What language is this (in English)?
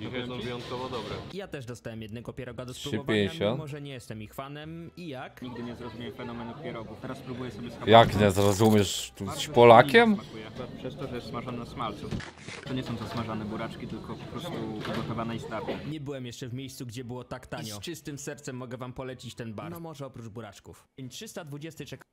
Polish